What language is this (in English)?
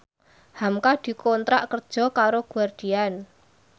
Javanese